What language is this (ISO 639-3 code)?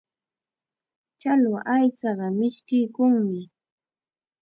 qxa